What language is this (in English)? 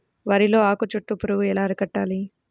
Telugu